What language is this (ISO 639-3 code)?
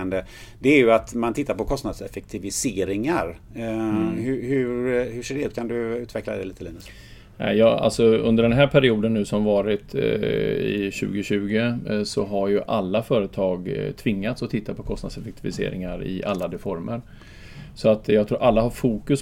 swe